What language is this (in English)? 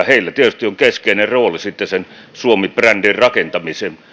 Finnish